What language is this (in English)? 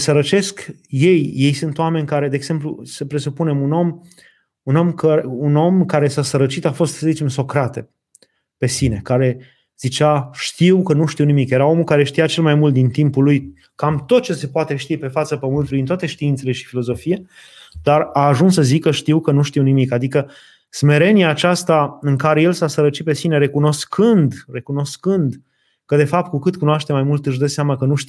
Romanian